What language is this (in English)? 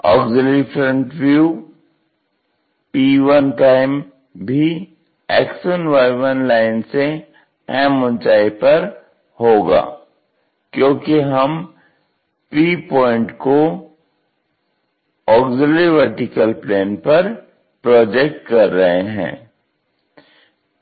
Hindi